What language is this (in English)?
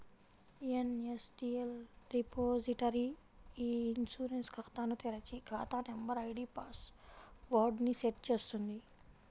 Telugu